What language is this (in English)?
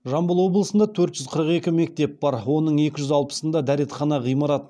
Kazakh